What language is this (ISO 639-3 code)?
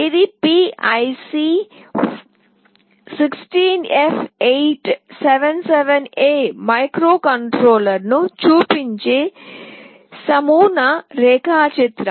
tel